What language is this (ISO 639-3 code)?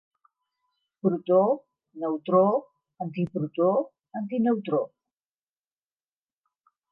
cat